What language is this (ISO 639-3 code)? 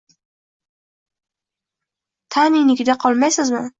uzb